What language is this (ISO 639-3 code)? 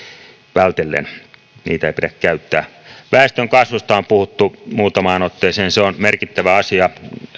fin